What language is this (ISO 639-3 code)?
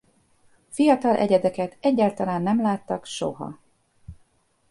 hun